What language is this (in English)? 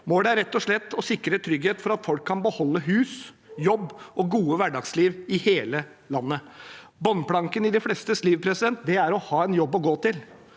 Norwegian